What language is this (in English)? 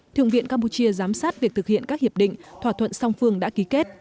Vietnamese